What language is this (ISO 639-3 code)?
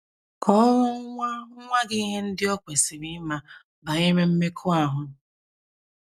ibo